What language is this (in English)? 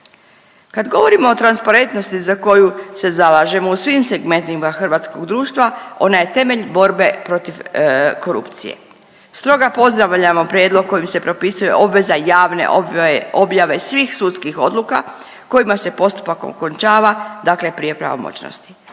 Croatian